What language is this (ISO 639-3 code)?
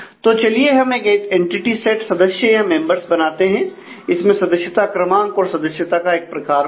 hin